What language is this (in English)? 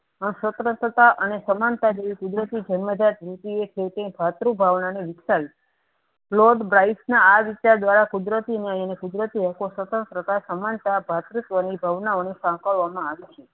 Gujarati